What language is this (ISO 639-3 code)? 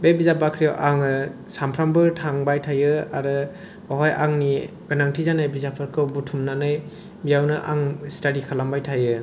brx